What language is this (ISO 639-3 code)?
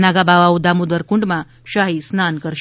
guj